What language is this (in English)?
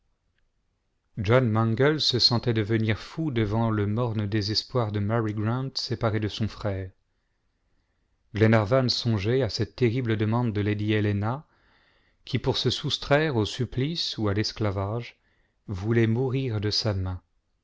French